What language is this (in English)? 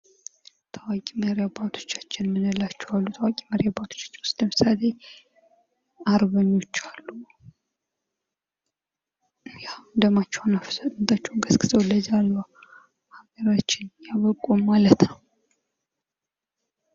Amharic